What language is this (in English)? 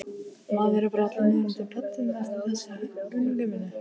Icelandic